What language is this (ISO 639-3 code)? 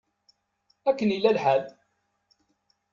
kab